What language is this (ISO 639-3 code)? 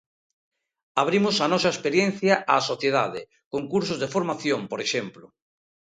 glg